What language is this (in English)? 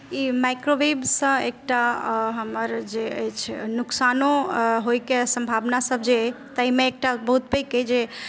Maithili